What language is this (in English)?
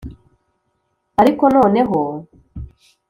Kinyarwanda